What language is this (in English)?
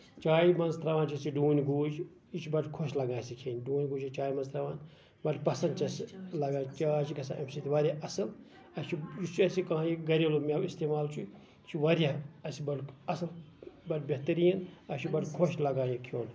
Kashmiri